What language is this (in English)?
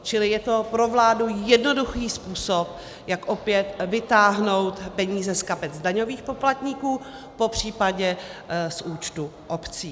Czech